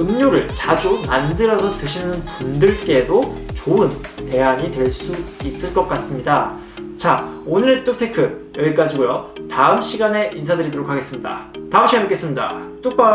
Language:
Korean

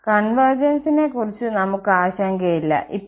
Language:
Malayalam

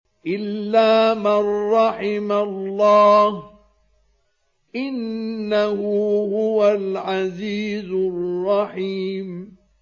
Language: Arabic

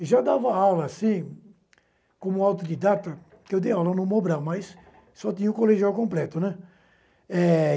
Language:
Portuguese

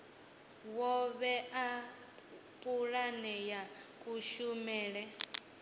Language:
Venda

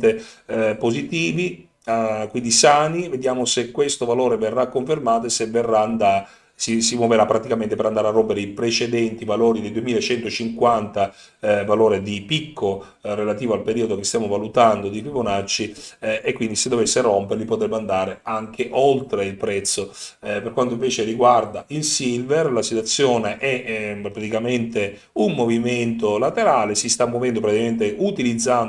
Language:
Italian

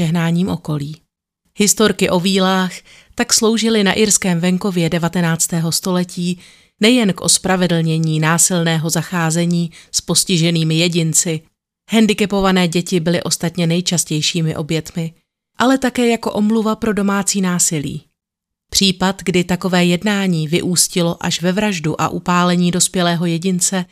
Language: Czech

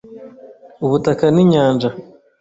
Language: Kinyarwanda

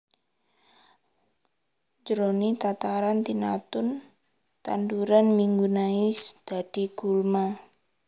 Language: Javanese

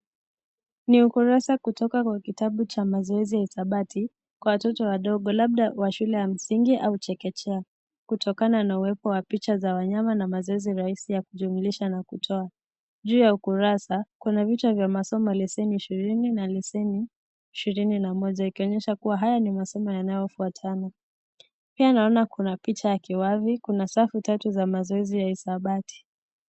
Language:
Swahili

